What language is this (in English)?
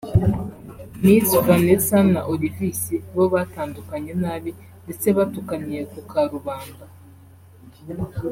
Kinyarwanda